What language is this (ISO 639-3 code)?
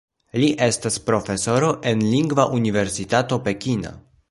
epo